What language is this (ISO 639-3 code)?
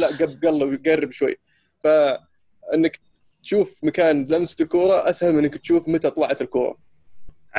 ara